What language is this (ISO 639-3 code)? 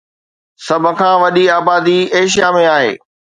snd